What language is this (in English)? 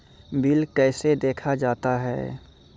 Maithili